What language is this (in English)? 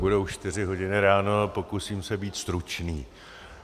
Czech